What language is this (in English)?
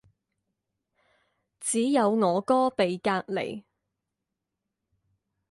Chinese